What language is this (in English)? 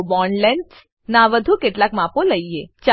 Gujarati